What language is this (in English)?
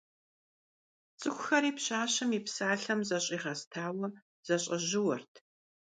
Kabardian